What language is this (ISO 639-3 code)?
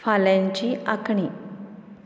kok